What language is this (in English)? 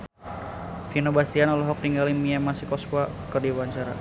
Sundanese